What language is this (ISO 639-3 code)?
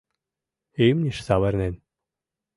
chm